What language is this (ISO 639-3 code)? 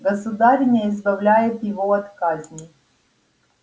rus